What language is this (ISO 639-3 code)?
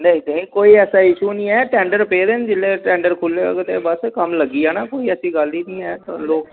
doi